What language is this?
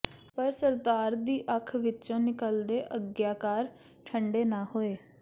Punjabi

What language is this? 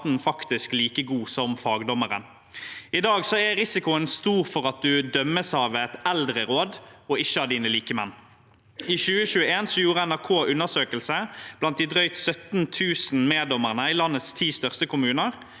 Norwegian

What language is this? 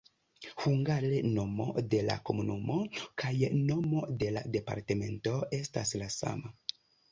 Esperanto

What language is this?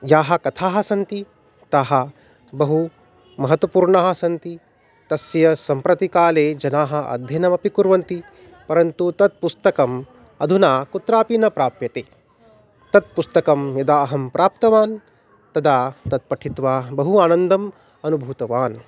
Sanskrit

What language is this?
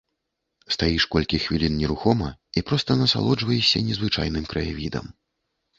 Belarusian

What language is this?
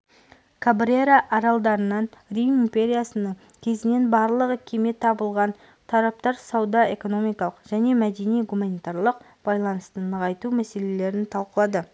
Kazakh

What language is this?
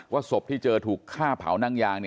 Thai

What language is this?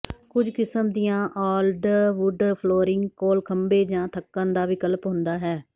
Punjabi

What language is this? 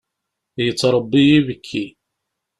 Kabyle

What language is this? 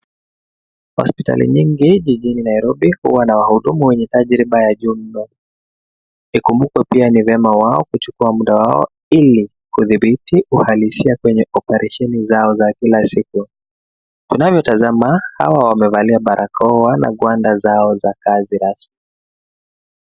Swahili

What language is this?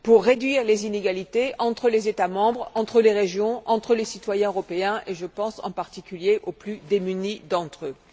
French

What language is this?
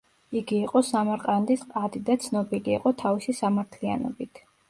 Georgian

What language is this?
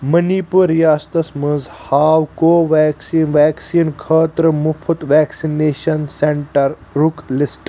Kashmiri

